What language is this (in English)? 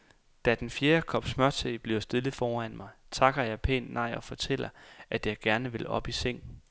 Danish